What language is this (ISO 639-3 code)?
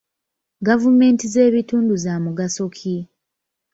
lug